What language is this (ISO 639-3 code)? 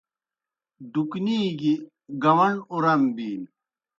plk